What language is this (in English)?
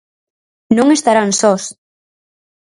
Galician